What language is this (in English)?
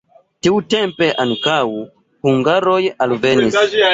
Esperanto